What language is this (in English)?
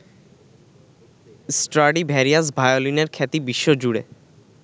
Bangla